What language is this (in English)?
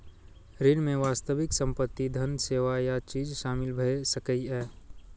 Maithili